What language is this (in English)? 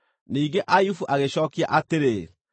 Kikuyu